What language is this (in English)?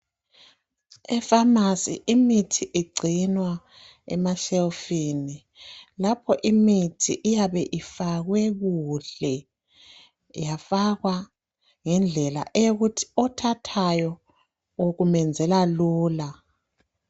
North Ndebele